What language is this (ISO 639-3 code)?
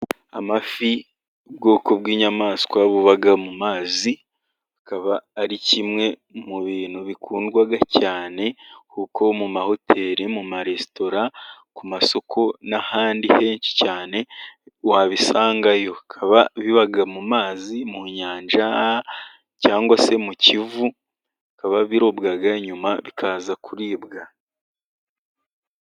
kin